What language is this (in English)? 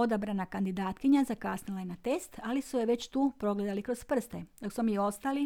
Croatian